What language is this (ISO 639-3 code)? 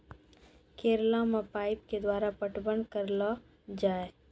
mai